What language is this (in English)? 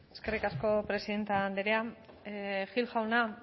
Basque